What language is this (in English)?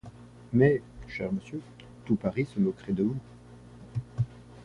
French